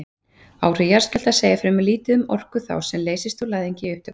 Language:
Icelandic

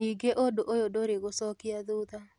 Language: Kikuyu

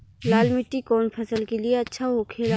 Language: Bhojpuri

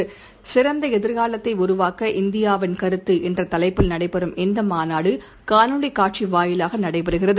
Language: Tamil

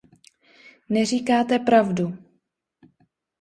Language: Czech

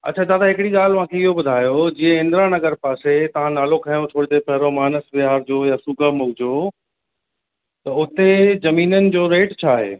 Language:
Sindhi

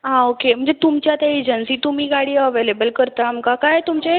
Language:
Konkani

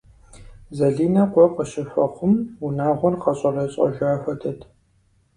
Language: Kabardian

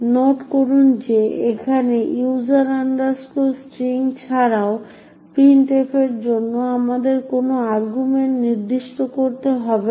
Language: Bangla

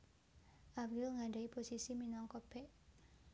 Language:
Javanese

